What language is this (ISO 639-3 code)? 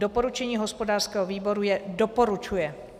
ces